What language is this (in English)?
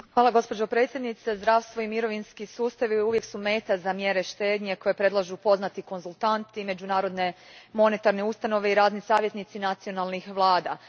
Croatian